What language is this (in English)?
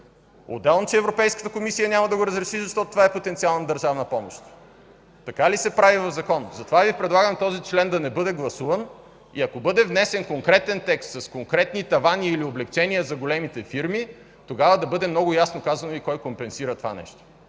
Bulgarian